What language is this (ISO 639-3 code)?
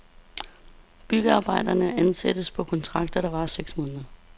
dan